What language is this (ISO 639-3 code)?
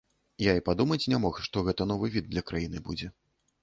bel